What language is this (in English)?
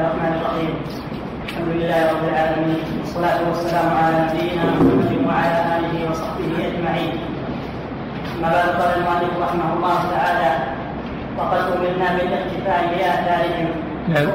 Arabic